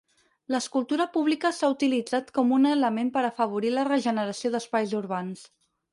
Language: Catalan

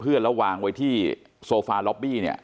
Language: Thai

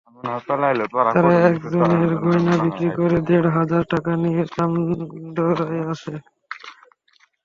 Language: Bangla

